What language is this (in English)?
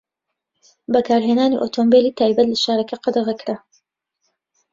Central Kurdish